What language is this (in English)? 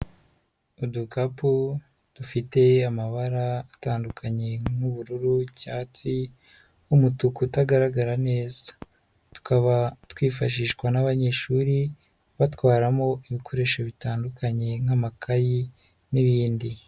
Kinyarwanda